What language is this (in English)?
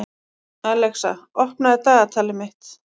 Icelandic